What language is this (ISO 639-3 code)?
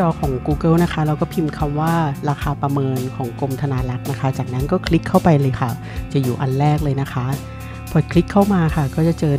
tha